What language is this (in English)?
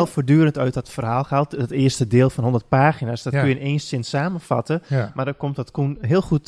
Dutch